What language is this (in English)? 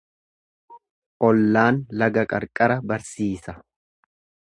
Oromo